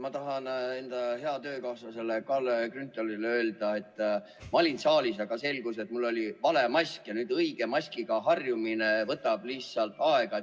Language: Estonian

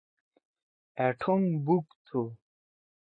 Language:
Torwali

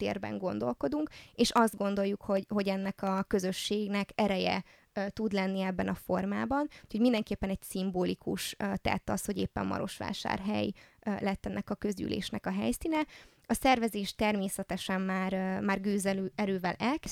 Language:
Hungarian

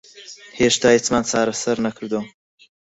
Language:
Central Kurdish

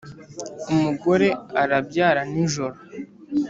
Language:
Kinyarwanda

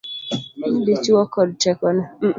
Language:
Luo (Kenya and Tanzania)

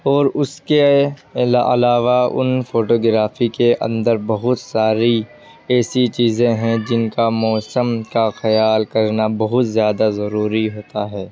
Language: Urdu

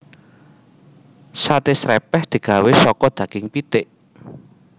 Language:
Javanese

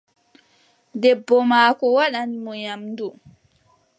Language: Adamawa Fulfulde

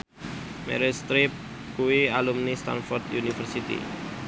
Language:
Javanese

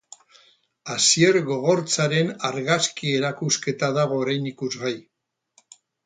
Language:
Basque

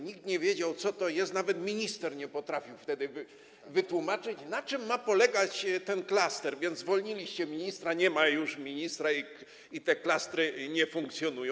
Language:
Polish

